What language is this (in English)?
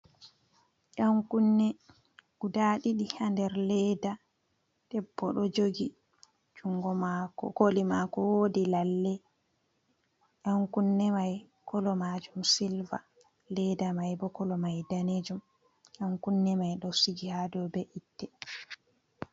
Fula